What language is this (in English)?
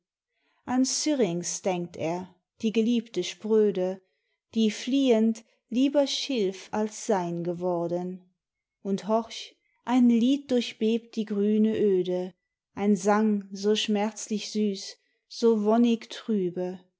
German